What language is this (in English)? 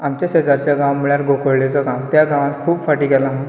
Konkani